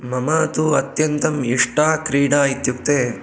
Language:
Sanskrit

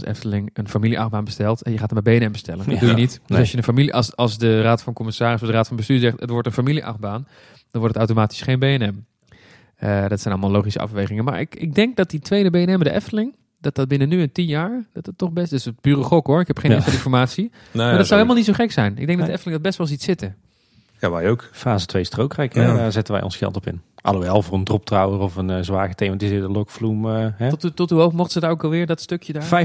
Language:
Dutch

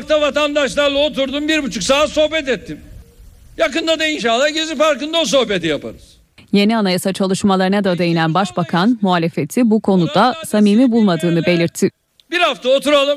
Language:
Turkish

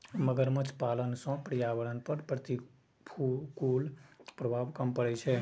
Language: Maithili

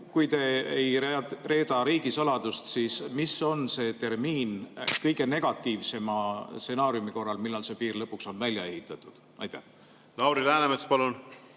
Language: Estonian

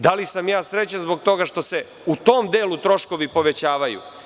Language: Serbian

